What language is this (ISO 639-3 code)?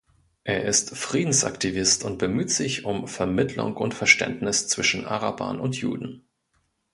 deu